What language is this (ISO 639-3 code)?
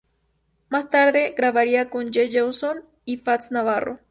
spa